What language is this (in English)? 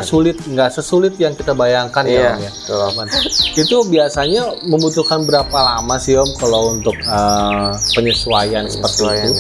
Indonesian